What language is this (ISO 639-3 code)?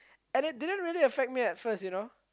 eng